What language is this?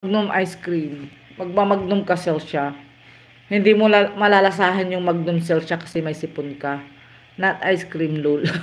Filipino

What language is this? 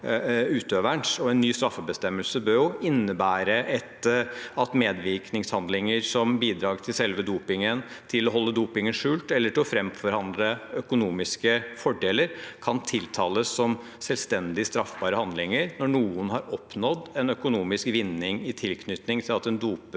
Norwegian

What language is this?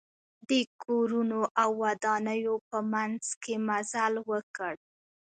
Pashto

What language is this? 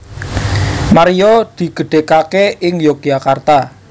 Javanese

